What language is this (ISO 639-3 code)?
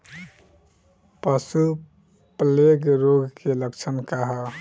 bho